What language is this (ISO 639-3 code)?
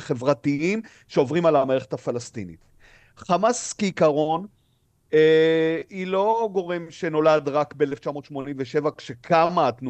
heb